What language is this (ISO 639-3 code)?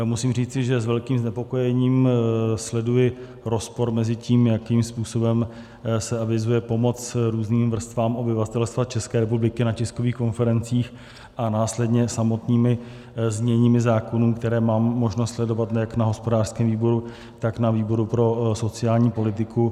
ces